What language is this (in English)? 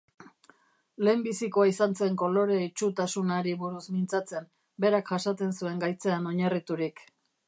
Basque